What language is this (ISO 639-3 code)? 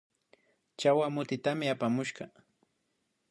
qvi